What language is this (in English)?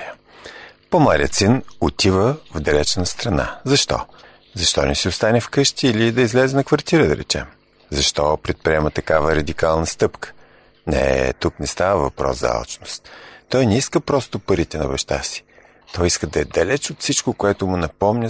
Bulgarian